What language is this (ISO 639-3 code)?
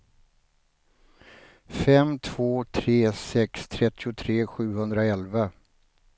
swe